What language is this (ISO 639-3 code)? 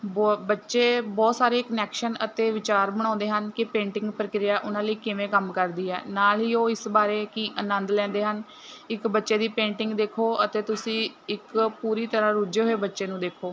pan